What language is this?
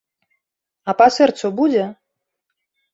Belarusian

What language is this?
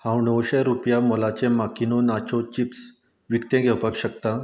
Konkani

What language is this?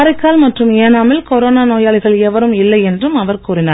Tamil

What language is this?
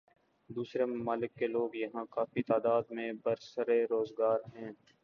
Urdu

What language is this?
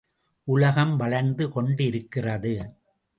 Tamil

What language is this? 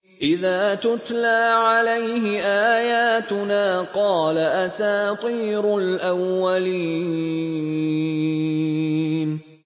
Arabic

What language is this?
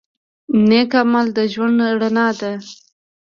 Pashto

